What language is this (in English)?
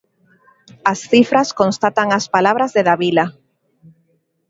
Galician